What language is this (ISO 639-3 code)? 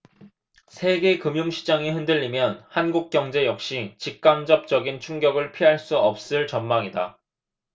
kor